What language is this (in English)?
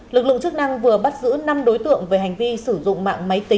Vietnamese